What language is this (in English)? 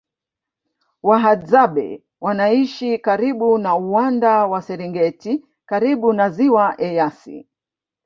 Swahili